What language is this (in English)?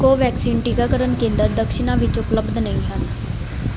Punjabi